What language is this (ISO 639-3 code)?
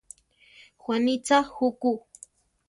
tar